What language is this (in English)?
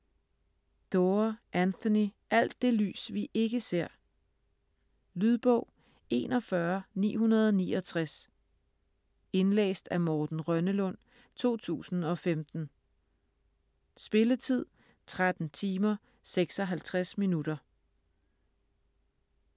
Danish